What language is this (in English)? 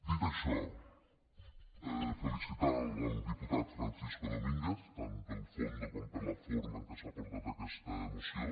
Catalan